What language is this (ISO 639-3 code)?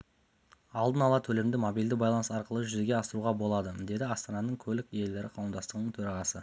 kaz